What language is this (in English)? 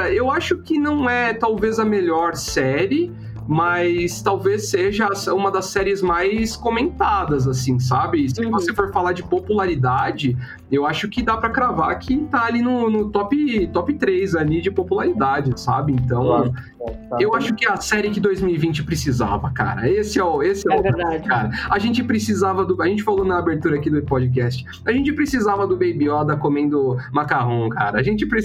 Portuguese